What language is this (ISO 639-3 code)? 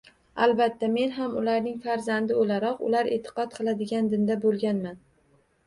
uzb